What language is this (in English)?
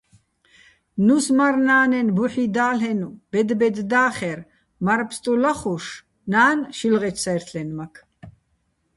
Bats